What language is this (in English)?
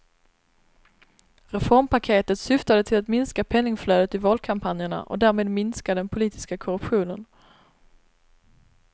Swedish